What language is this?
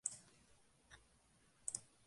Spanish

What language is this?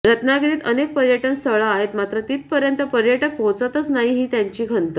Marathi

